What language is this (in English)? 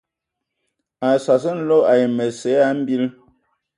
Ewondo